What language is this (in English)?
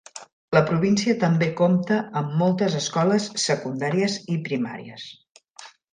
Catalan